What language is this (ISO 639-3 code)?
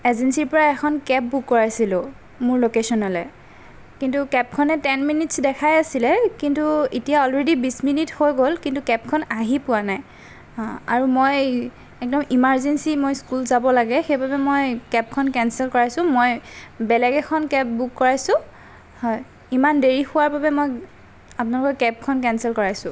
asm